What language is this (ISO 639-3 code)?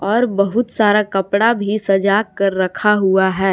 hin